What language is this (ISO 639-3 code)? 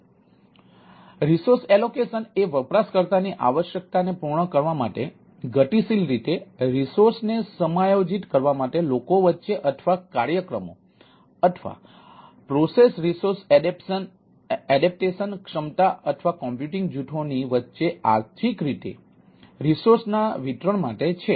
guj